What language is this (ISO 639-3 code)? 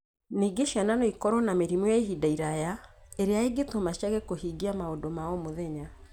kik